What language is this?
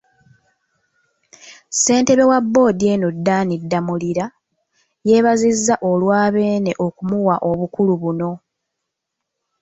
Ganda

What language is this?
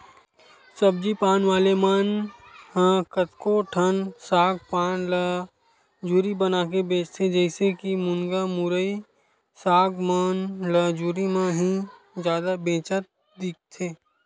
Chhattisgarhi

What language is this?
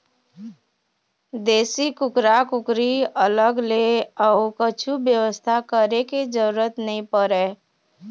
Chhattisgarhi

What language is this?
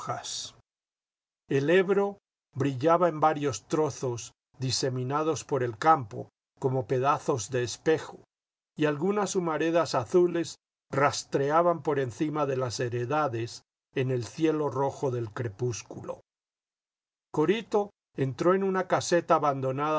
Spanish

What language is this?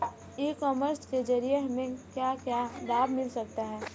Hindi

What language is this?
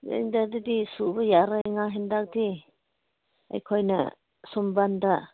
Manipuri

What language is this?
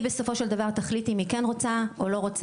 Hebrew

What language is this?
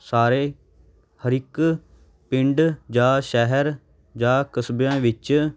Punjabi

